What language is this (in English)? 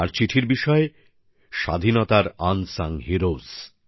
Bangla